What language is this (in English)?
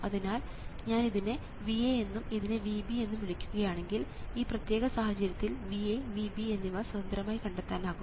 Malayalam